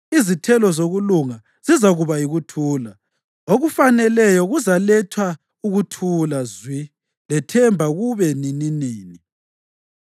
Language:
North Ndebele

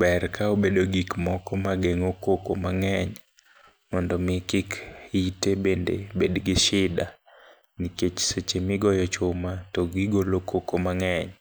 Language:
Luo (Kenya and Tanzania)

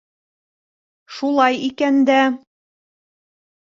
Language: Bashkir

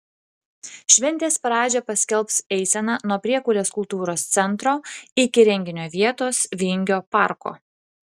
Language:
Lithuanian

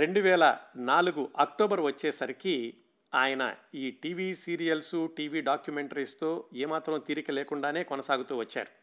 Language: Telugu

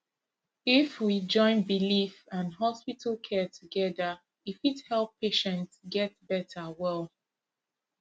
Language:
Nigerian Pidgin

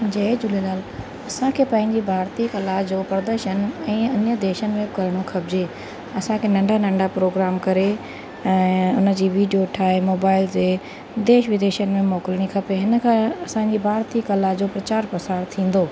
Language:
Sindhi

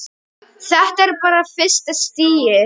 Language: Icelandic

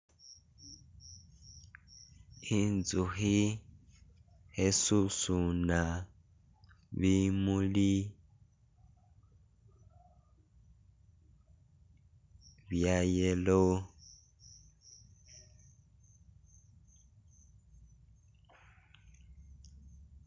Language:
Masaaba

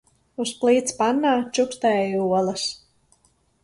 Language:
Latvian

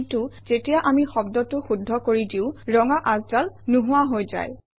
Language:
Assamese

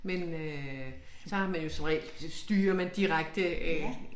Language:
Danish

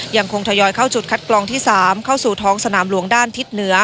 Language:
Thai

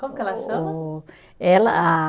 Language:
Portuguese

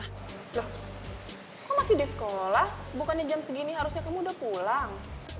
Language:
Indonesian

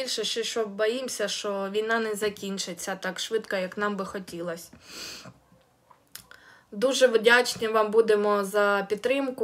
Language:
Ukrainian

